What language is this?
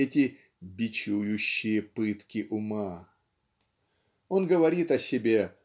Russian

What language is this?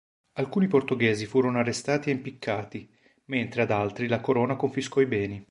Italian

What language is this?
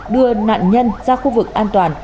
Vietnamese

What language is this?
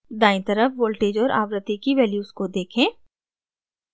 Hindi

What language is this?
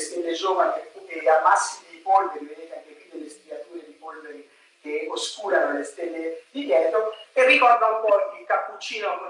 Italian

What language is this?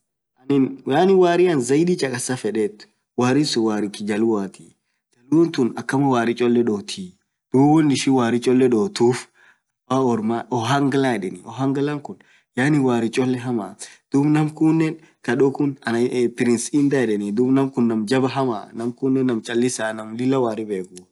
Orma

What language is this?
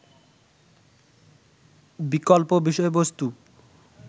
Bangla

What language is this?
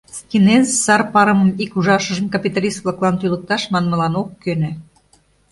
Mari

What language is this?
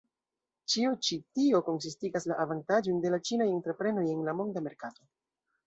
Esperanto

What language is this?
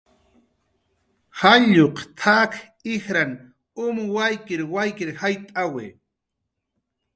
Jaqaru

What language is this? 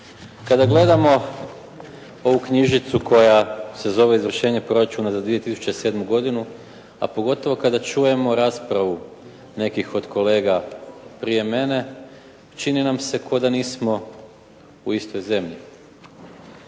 Croatian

